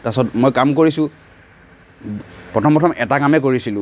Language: Assamese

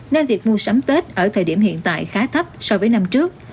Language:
Vietnamese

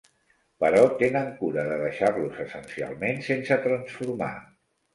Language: Catalan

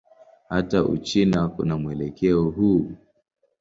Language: Swahili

